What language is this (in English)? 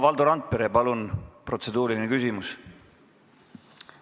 Estonian